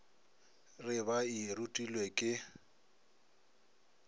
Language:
Northern Sotho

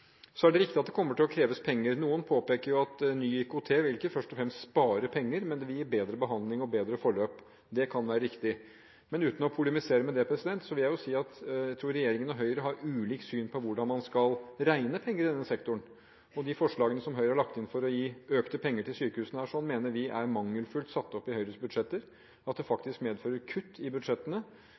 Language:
Norwegian Bokmål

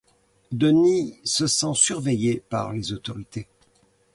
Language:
French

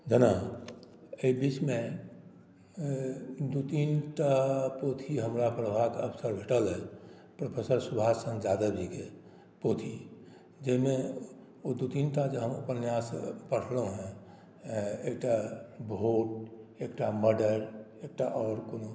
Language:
Maithili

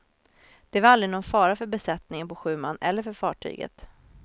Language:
Swedish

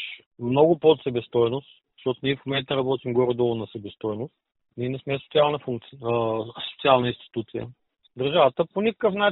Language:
Bulgarian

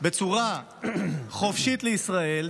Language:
Hebrew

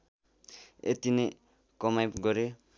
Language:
Nepali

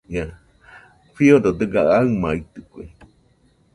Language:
Nüpode Huitoto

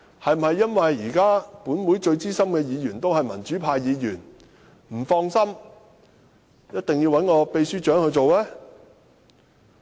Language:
Cantonese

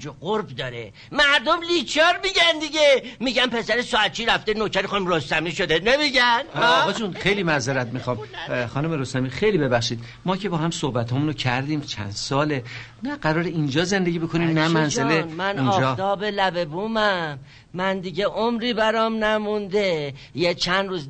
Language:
Persian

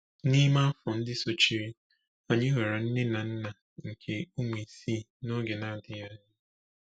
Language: Igbo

